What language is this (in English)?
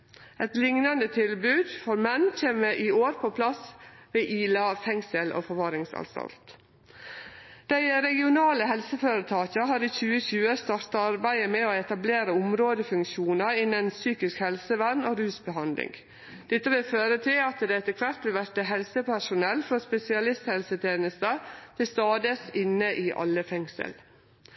Norwegian Nynorsk